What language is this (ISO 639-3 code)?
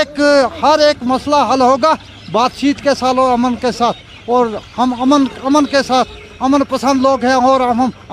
urd